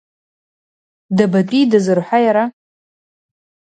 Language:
Abkhazian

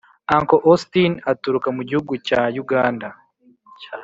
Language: Kinyarwanda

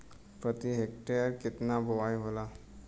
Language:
Bhojpuri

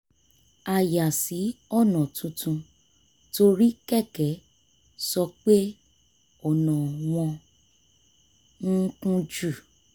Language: Yoruba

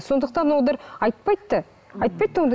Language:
Kazakh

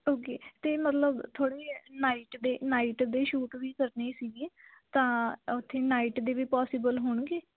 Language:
Punjabi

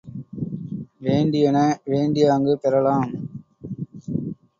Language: Tamil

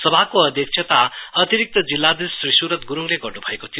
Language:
Nepali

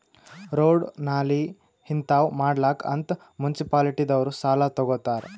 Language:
Kannada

